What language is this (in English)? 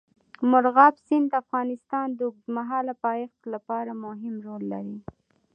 Pashto